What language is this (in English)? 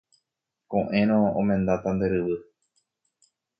Guarani